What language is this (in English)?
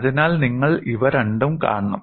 Malayalam